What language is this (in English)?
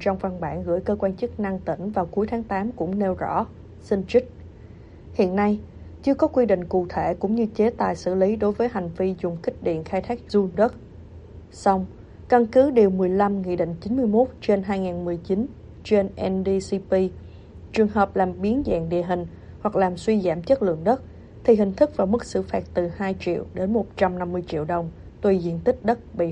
Vietnamese